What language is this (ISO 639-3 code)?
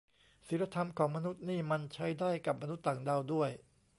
tha